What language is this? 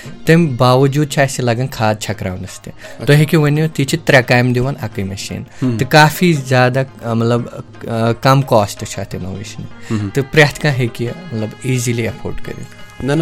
Urdu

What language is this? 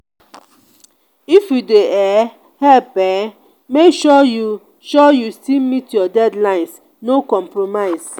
Nigerian Pidgin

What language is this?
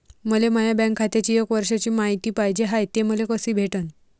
Marathi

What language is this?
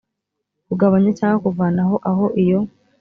Kinyarwanda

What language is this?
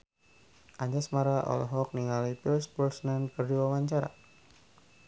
Sundanese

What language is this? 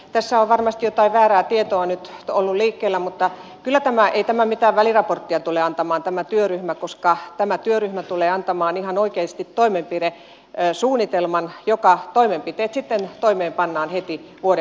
Finnish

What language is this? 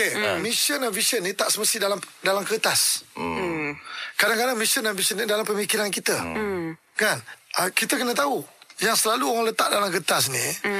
Malay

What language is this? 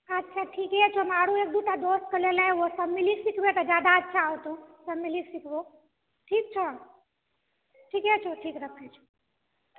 Maithili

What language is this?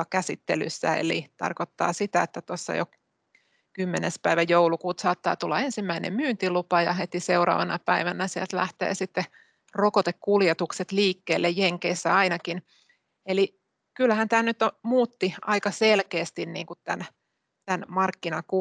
Finnish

